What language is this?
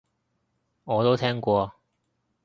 Cantonese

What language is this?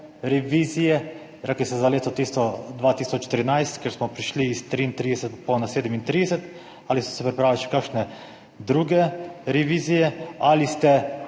Slovenian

